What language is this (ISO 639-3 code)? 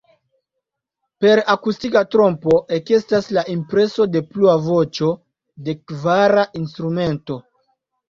epo